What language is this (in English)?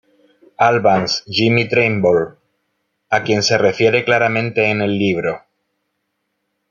Spanish